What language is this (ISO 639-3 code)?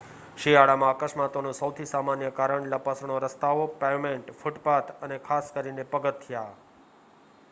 guj